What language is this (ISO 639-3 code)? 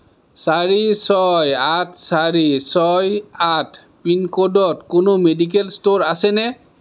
asm